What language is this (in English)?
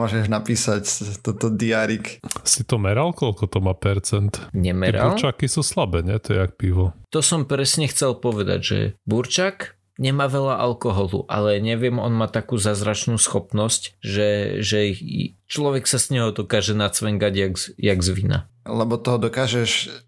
Slovak